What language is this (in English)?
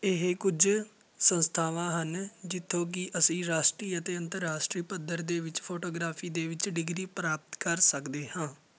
Punjabi